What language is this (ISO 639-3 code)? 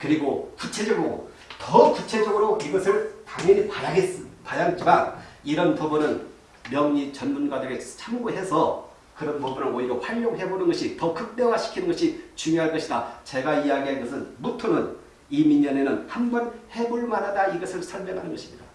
kor